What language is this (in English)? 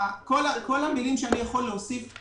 Hebrew